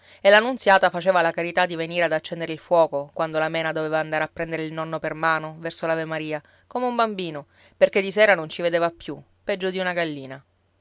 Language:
Italian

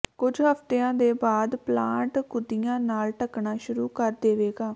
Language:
Punjabi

